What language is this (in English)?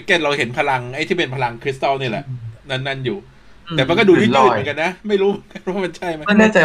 Thai